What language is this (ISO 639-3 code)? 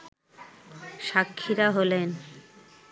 ben